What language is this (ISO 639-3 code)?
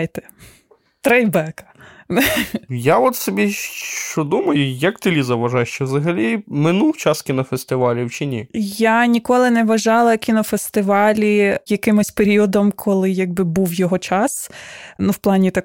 ukr